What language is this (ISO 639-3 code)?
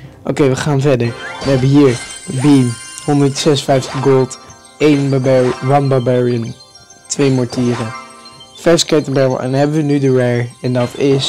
nld